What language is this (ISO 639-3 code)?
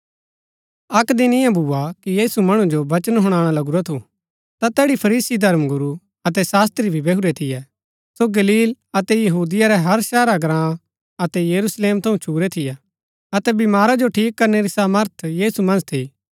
gbk